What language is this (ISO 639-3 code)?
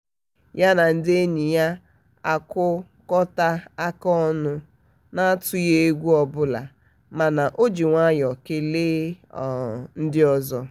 ibo